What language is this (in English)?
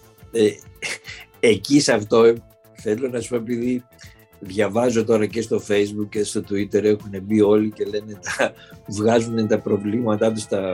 Greek